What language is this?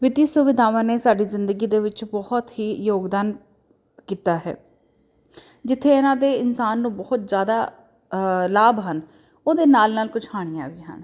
Punjabi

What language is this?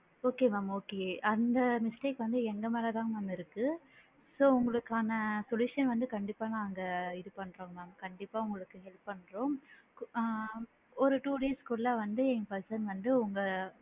Tamil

